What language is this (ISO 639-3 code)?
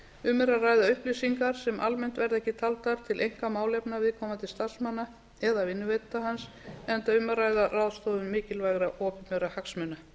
isl